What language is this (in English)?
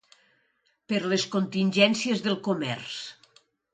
Catalan